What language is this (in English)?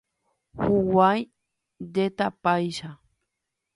Guarani